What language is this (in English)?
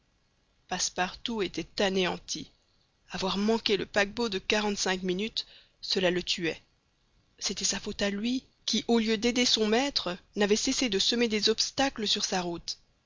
French